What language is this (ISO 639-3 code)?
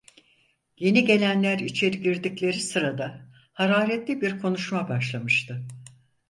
tur